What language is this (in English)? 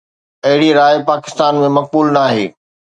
Sindhi